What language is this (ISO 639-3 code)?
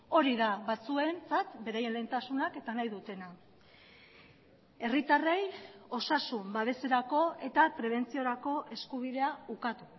eus